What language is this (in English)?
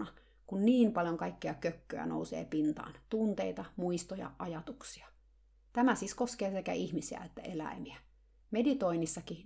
Finnish